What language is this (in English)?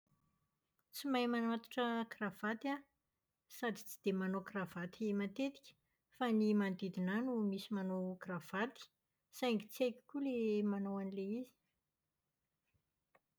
Malagasy